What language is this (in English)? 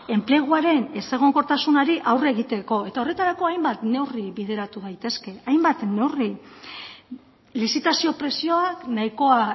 Basque